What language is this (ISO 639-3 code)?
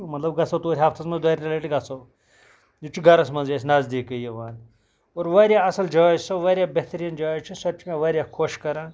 kas